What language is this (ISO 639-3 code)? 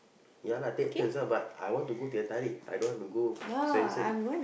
eng